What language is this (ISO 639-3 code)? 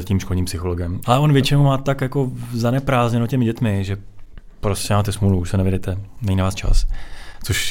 ces